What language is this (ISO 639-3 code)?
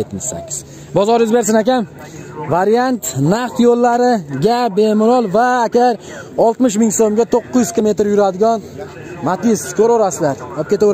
tur